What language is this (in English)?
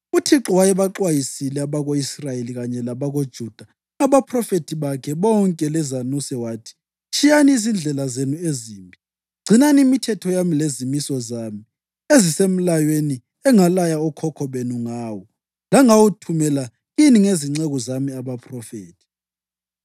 North Ndebele